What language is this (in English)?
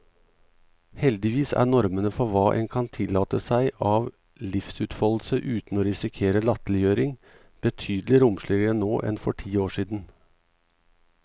Norwegian